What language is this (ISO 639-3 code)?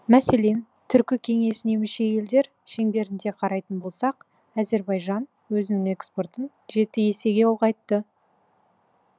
kaz